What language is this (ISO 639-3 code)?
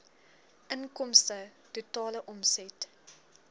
afr